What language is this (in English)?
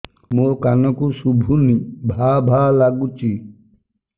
Odia